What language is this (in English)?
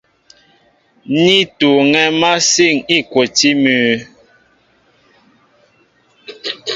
Mbo (Cameroon)